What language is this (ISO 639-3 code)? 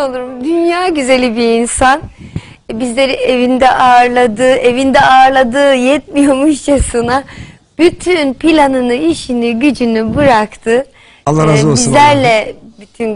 tur